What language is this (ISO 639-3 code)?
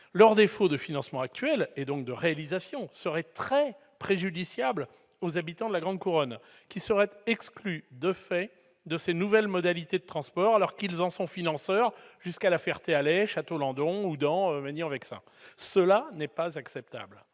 fra